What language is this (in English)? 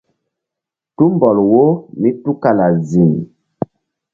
Mbum